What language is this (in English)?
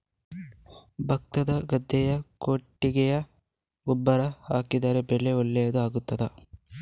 Kannada